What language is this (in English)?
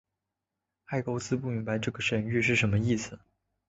Chinese